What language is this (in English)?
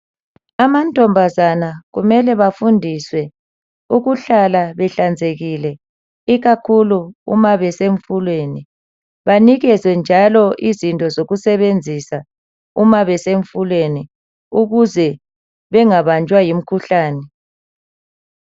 North Ndebele